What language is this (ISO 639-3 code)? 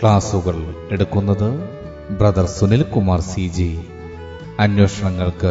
mal